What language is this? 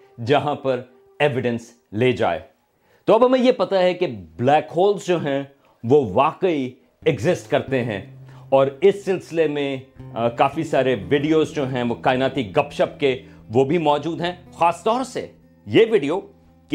Urdu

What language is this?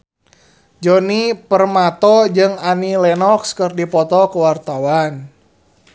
Sundanese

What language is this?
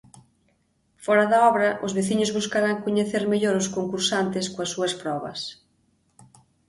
Galician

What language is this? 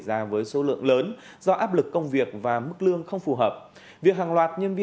Vietnamese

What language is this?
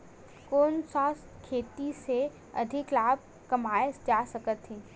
Chhattisgarhi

